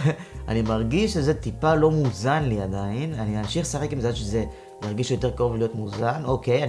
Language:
Hebrew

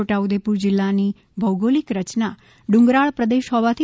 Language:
Gujarati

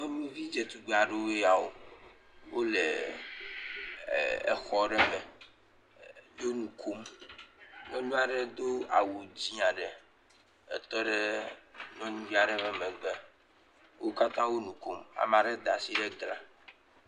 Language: Ewe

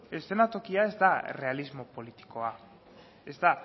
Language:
Basque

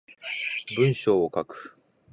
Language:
Japanese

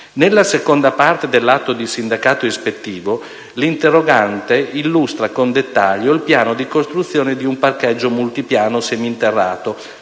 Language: Italian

